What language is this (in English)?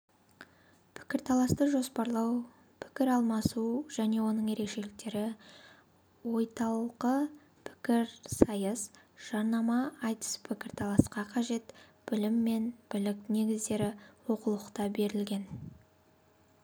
Kazakh